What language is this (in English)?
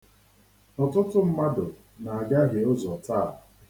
Igbo